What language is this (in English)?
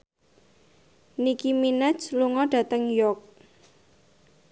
Javanese